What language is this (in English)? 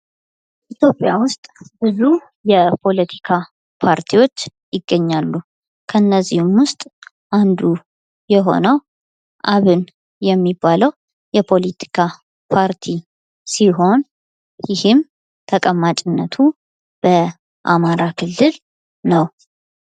Amharic